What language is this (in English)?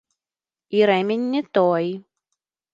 Belarusian